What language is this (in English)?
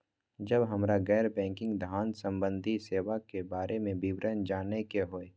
Maithili